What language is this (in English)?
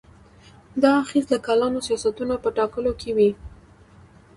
Pashto